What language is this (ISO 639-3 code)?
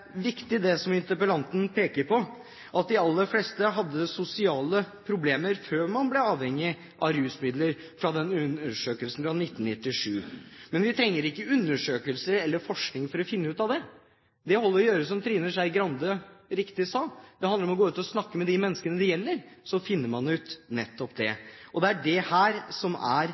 nob